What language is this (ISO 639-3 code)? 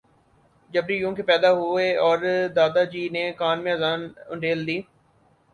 urd